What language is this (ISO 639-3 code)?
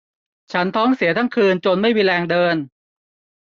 tha